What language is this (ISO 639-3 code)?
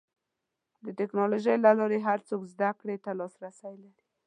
pus